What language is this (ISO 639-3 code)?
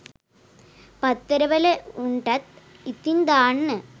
sin